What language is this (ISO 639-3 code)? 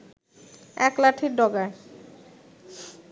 ben